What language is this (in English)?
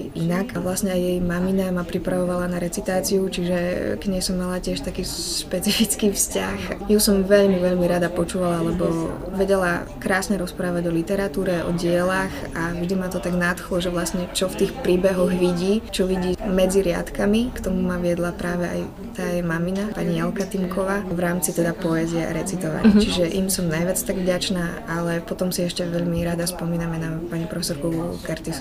Slovak